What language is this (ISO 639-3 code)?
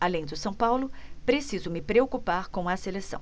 por